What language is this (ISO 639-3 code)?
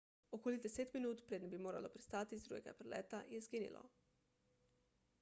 slv